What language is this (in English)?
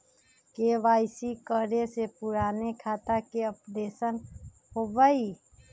Magahi